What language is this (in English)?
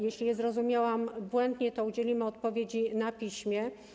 Polish